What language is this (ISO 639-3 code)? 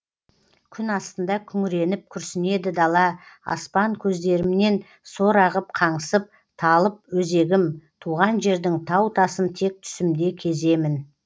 kaz